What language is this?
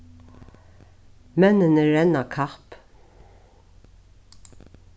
Faroese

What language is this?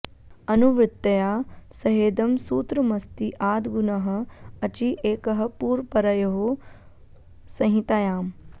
Sanskrit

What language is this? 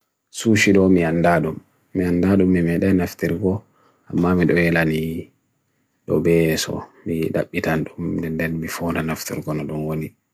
Bagirmi Fulfulde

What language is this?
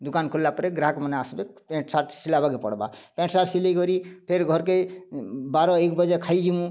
Odia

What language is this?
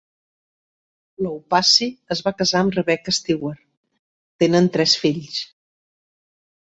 Catalan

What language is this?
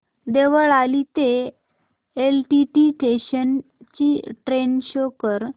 Marathi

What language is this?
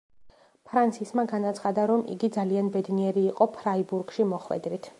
Georgian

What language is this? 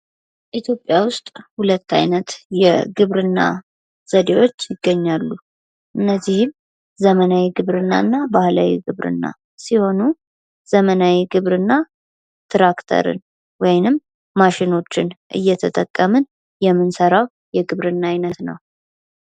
Amharic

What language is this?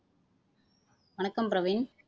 Tamil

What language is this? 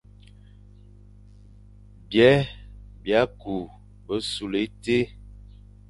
Fang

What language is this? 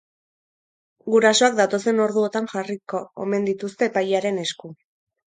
Basque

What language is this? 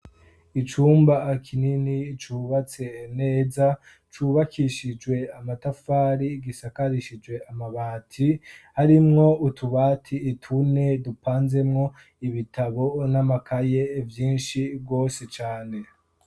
Rundi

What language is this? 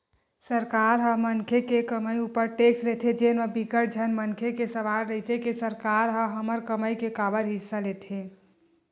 Chhattisgarhi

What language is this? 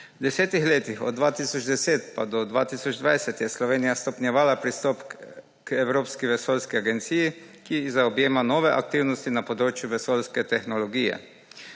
Slovenian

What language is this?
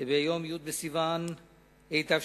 Hebrew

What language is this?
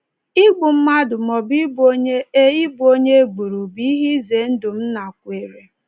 Igbo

